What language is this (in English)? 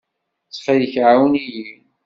Kabyle